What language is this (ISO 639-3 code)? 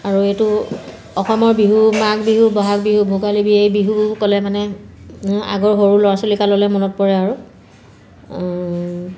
asm